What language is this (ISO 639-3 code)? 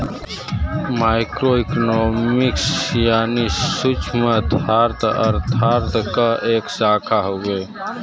bho